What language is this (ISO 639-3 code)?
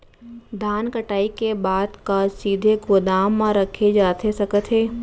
hne